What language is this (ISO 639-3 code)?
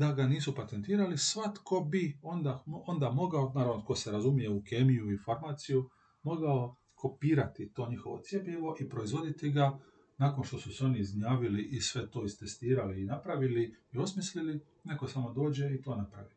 hrv